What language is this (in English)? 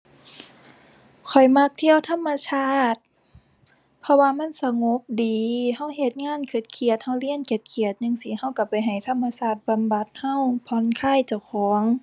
Thai